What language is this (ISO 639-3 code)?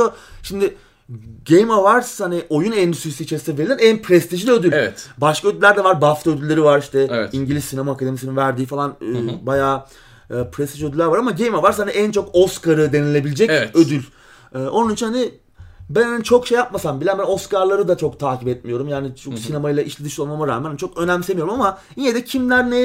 tur